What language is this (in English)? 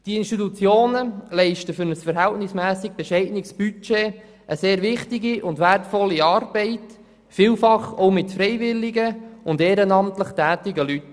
Swiss German